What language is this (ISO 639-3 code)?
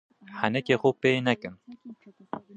kur